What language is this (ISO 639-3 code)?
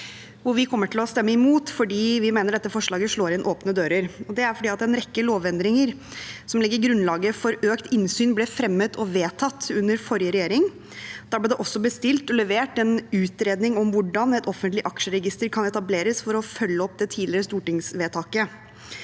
nor